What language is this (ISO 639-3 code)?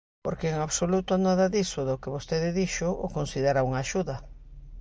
glg